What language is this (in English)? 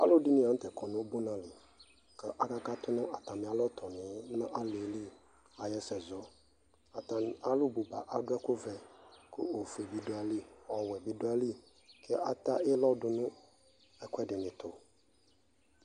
Ikposo